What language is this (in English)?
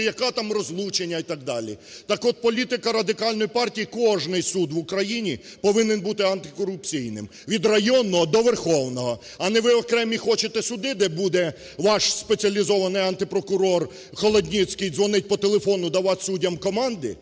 Ukrainian